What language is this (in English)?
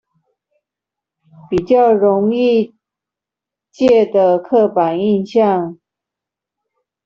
Chinese